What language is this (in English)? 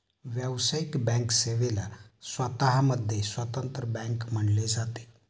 Marathi